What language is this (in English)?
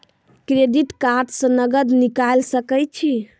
Maithili